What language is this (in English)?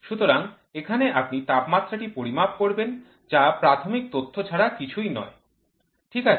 Bangla